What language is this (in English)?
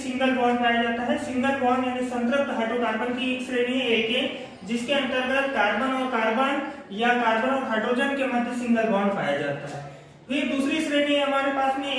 Hindi